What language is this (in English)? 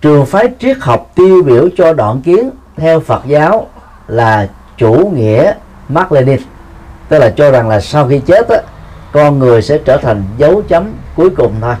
Vietnamese